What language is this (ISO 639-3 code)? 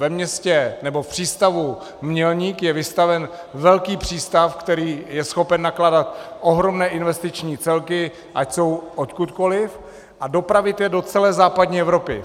ces